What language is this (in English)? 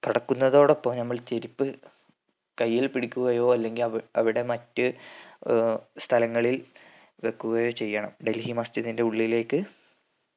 Malayalam